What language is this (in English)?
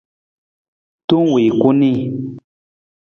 Nawdm